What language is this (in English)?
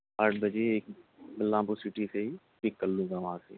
Urdu